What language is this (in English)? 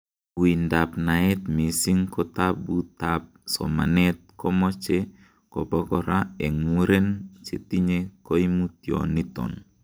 Kalenjin